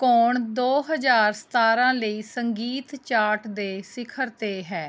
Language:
Punjabi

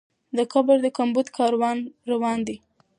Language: Pashto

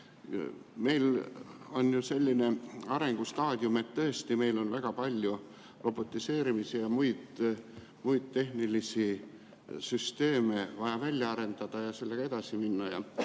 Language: Estonian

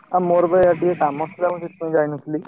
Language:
Odia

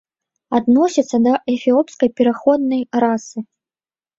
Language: Belarusian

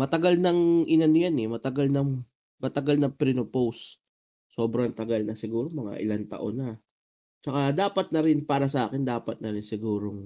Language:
Filipino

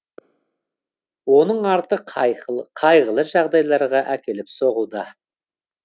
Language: Kazakh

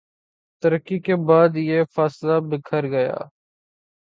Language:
Urdu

